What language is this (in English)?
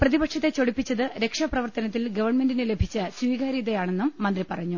Malayalam